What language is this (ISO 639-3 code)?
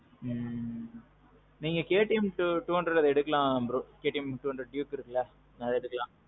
tam